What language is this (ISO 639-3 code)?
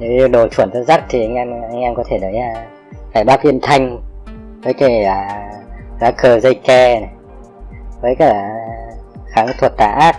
vie